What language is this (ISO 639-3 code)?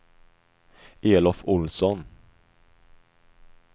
swe